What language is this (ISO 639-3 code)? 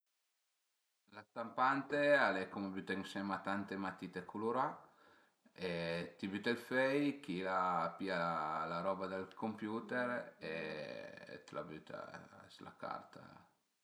pms